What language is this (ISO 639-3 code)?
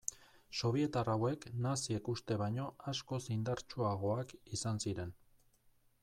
eus